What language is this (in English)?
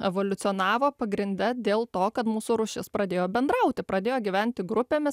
Lithuanian